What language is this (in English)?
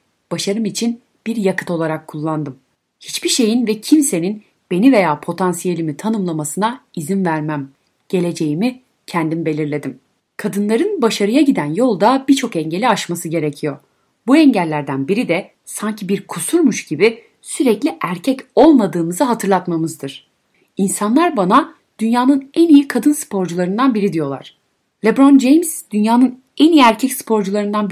Turkish